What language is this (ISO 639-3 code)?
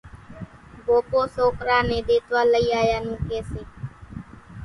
gjk